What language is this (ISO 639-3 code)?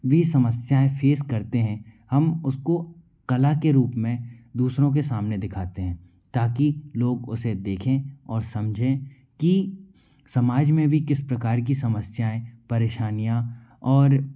hin